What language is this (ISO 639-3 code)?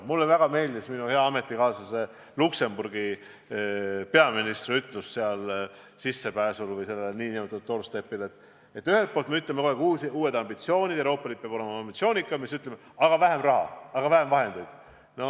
est